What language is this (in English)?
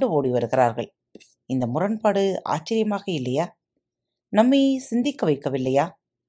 Tamil